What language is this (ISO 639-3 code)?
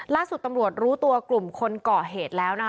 tha